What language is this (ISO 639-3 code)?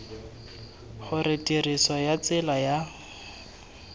tsn